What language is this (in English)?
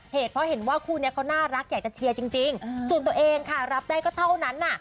Thai